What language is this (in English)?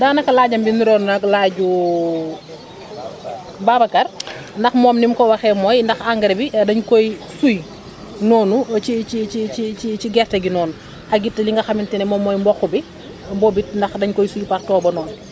Wolof